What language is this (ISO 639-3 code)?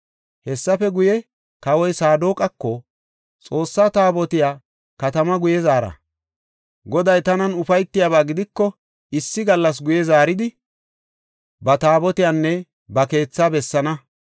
gof